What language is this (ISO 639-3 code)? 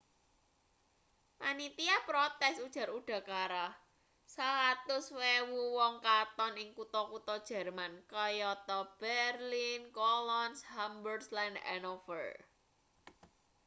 jav